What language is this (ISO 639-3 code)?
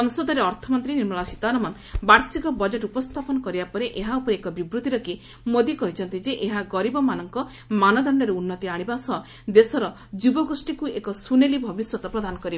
ori